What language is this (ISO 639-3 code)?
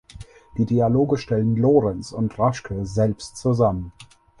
deu